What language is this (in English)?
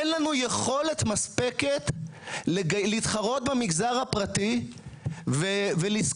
Hebrew